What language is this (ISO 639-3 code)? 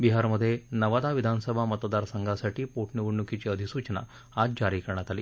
mar